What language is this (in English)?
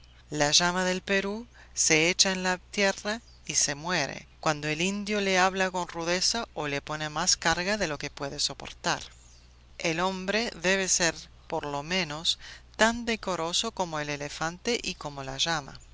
Spanish